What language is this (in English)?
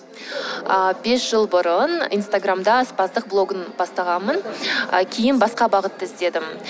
Kazakh